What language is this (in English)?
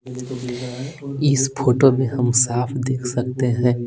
Hindi